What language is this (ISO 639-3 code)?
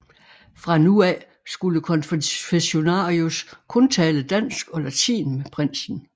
dan